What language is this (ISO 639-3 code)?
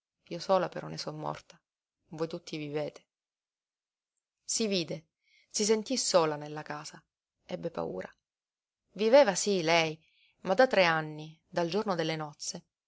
ita